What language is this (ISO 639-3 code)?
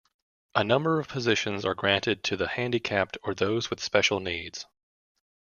eng